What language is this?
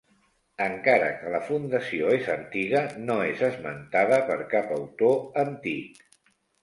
Catalan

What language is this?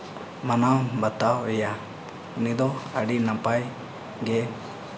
Santali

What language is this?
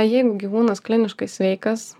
Lithuanian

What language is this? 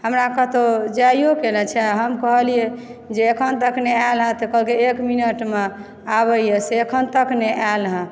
Maithili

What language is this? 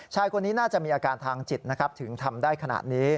Thai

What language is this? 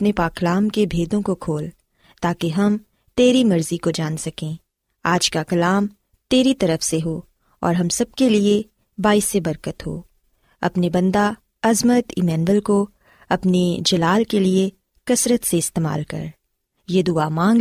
Urdu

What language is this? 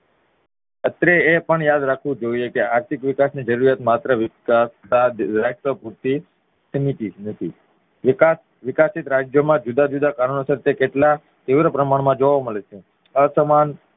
Gujarati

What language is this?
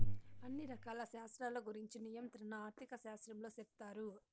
Telugu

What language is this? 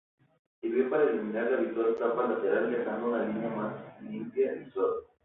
Spanish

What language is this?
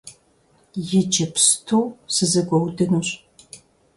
Kabardian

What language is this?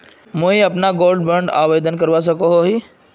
Magahi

